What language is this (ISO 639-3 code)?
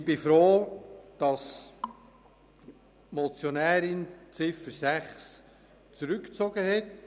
gsw